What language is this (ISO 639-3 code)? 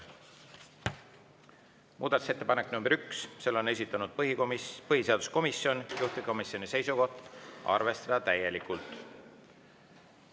est